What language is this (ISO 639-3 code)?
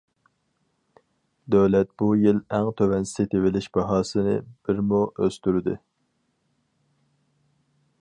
uig